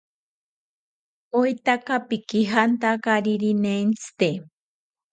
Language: South Ucayali Ashéninka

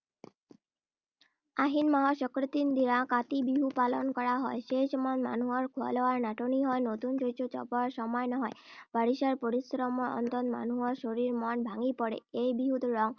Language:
Assamese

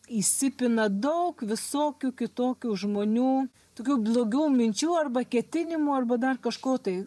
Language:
Lithuanian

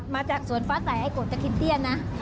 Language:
Thai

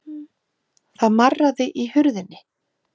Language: Icelandic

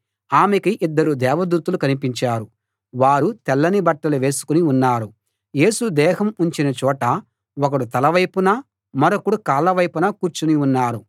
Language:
Telugu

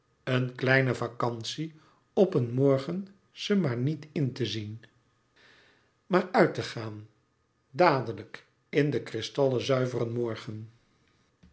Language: Dutch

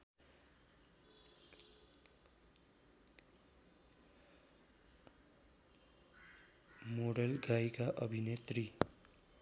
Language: Nepali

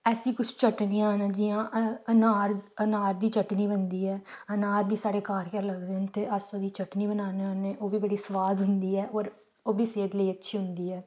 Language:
Dogri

